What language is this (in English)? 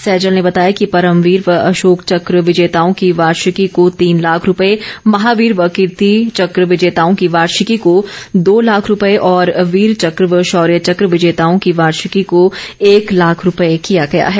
Hindi